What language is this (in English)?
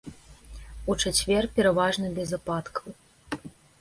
Belarusian